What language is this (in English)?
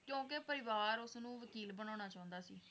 Punjabi